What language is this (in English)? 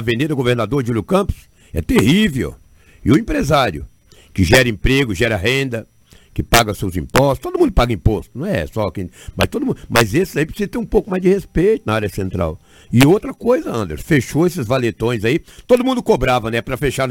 Portuguese